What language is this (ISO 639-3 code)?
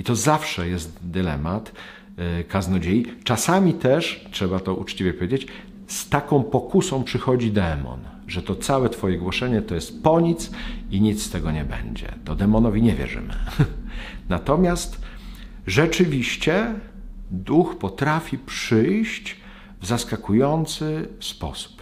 pol